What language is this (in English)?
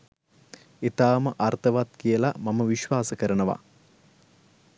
Sinhala